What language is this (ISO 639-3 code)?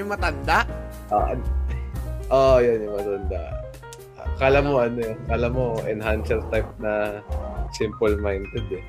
fil